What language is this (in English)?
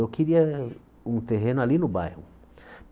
Portuguese